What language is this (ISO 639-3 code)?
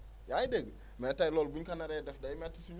wol